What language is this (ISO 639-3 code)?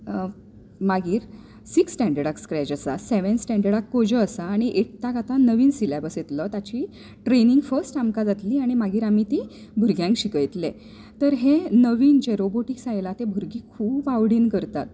kok